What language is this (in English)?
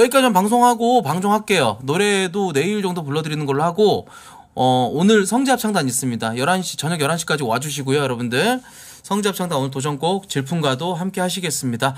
Korean